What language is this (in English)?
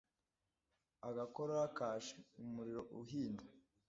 Kinyarwanda